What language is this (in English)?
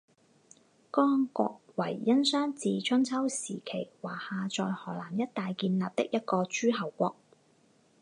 Chinese